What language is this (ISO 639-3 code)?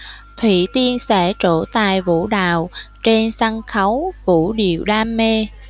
vie